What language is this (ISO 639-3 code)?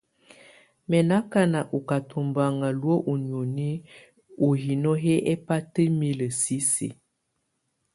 tvu